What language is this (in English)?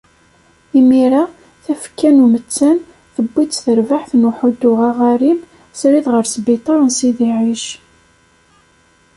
Kabyle